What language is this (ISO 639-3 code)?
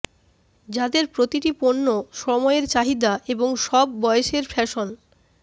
ben